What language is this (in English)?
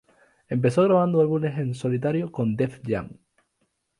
Spanish